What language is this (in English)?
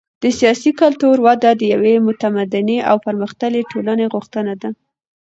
Pashto